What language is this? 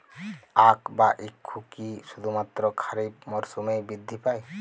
Bangla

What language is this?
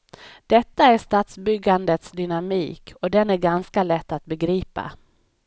Swedish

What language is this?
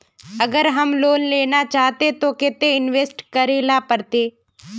Magahi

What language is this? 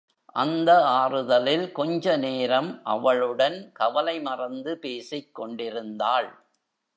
Tamil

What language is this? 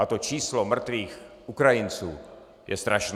Czech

